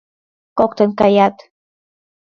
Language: Mari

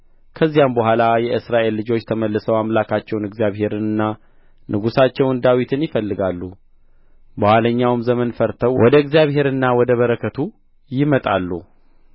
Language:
Amharic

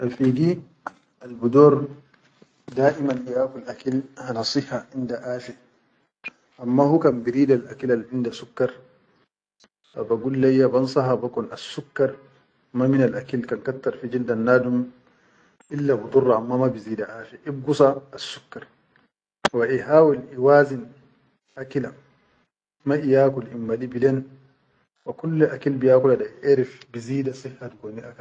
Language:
Chadian Arabic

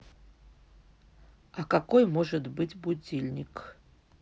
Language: Russian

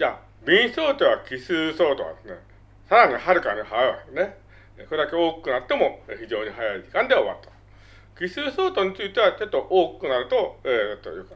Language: Japanese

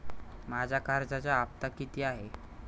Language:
Marathi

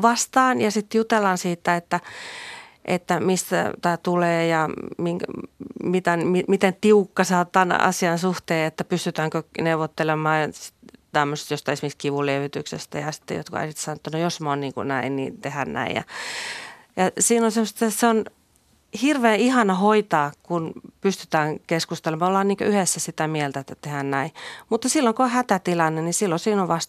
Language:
Finnish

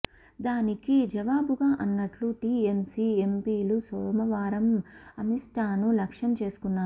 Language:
Telugu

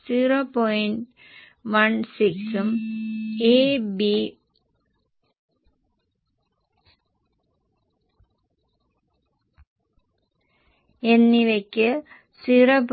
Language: Malayalam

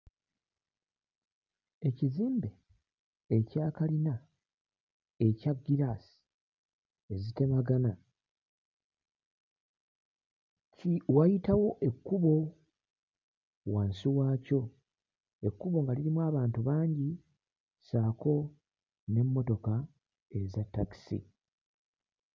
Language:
Ganda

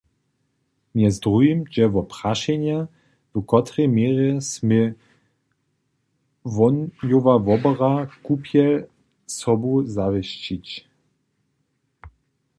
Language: Upper Sorbian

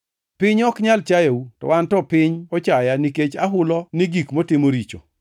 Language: Luo (Kenya and Tanzania)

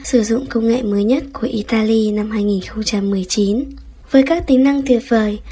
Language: Vietnamese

